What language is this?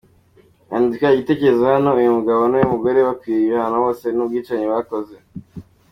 Kinyarwanda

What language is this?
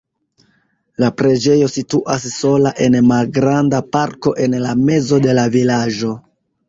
Esperanto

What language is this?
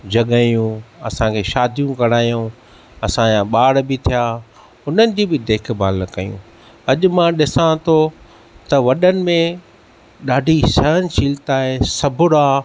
Sindhi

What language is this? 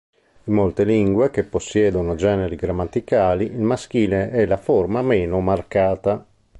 Italian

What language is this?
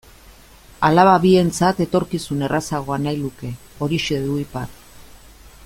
Basque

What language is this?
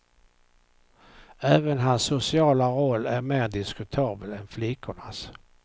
Swedish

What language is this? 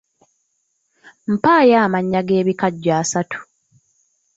Ganda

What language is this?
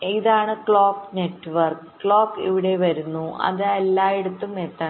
Malayalam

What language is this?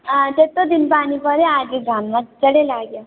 Nepali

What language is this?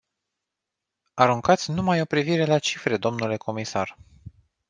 Romanian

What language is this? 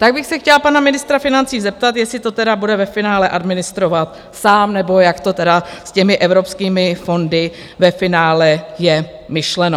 Czech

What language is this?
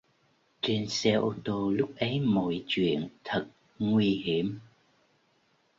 Vietnamese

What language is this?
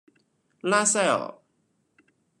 Chinese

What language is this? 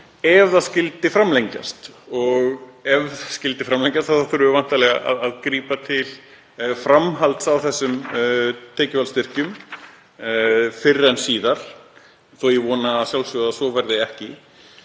Icelandic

